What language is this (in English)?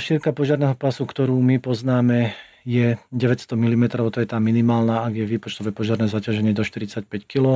Slovak